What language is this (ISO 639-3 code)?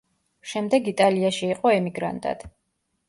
kat